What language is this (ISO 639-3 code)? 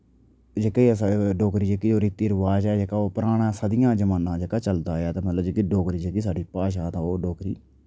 doi